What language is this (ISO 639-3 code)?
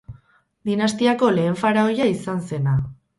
eus